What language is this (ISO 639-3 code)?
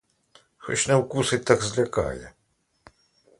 ukr